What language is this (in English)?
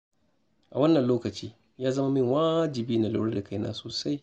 Hausa